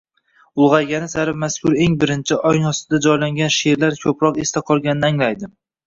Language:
Uzbek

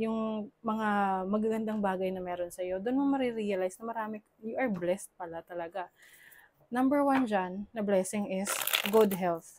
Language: Filipino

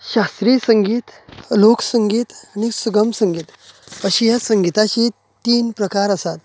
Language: Konkani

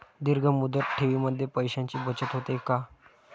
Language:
Marathi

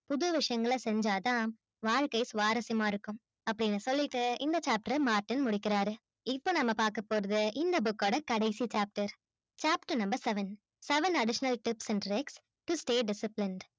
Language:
Tamil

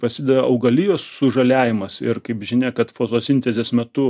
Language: Lithuanian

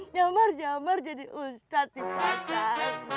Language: Indonesian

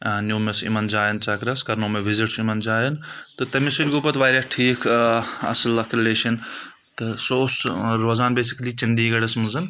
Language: Kashmiri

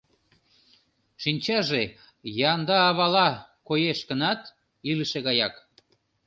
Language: Mari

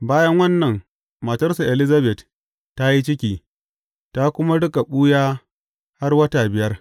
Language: Hausa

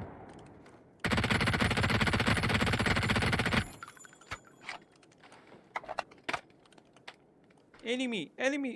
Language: Turkish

